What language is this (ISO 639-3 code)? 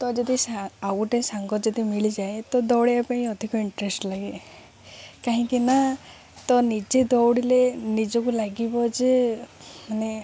ori